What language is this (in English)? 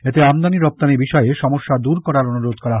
Bangla